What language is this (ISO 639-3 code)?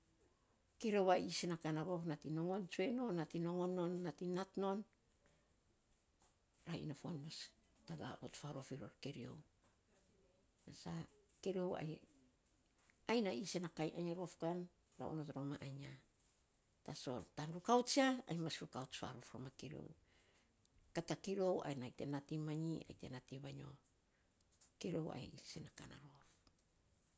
sps